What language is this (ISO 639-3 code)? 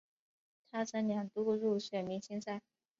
zho